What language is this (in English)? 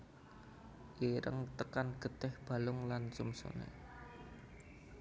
Javanese